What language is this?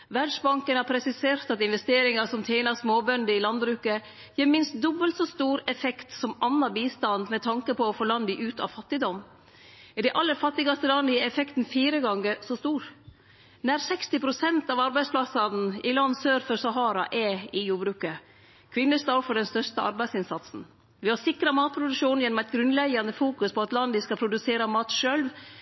Norwegian Nynorsk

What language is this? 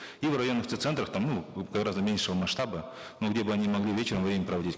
Kazakh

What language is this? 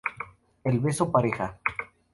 Spanish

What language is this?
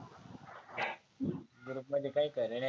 Marathi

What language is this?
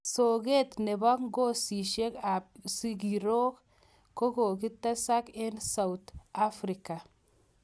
Kalenjin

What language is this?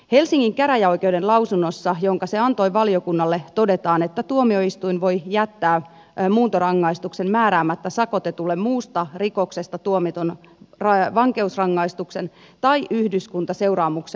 Finnish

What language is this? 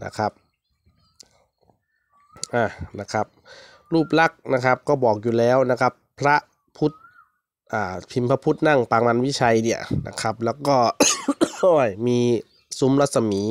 Thai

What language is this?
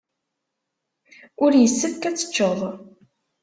Kabyle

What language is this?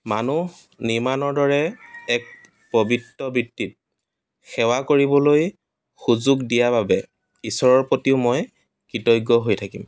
Assamese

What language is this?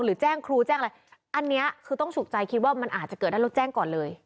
Thai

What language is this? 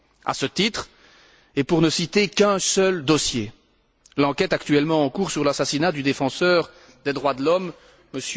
French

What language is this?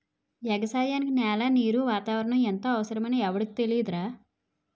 Telugu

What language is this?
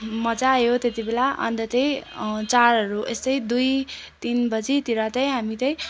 Nepali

